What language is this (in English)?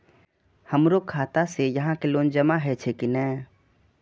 Maithili